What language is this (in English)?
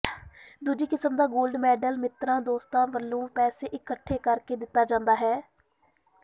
Punjabi